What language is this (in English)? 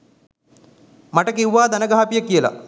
Sinhala